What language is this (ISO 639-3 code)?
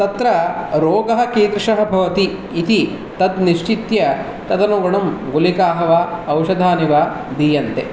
san